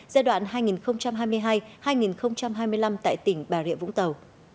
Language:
Vietnamese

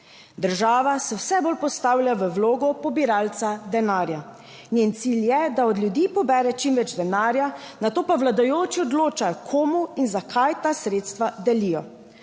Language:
Slovenian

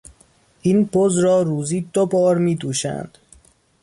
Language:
Persian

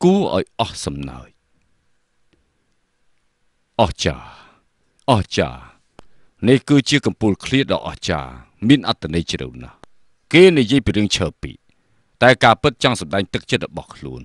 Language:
Thai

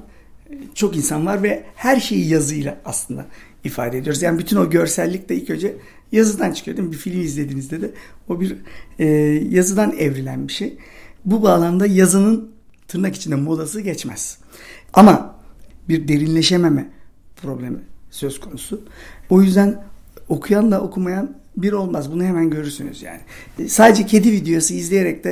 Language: Turkish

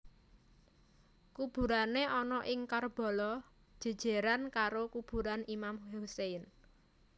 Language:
Javanese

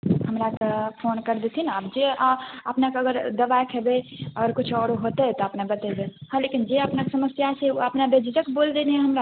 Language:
Maithili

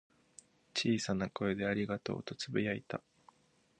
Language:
Japanese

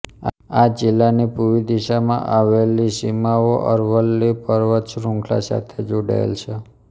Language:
Gujarati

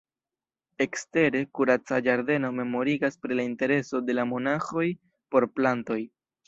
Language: Esperanto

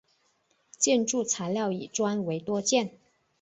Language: Chinese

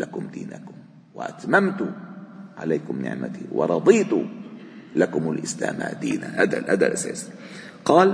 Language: Arabic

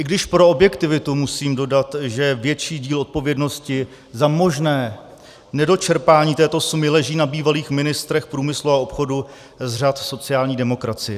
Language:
Czech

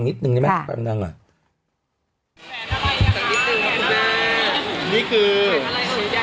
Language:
Thai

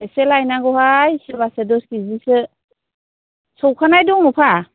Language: Bodo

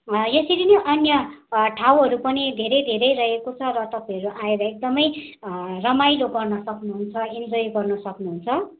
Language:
Nepali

